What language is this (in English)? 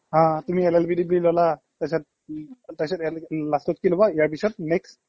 Assamese